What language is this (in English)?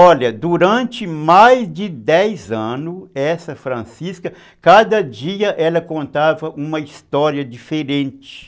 Portuguese